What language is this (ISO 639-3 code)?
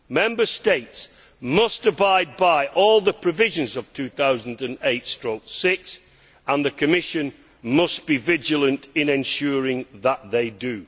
eng